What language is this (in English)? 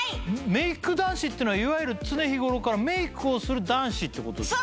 Japanese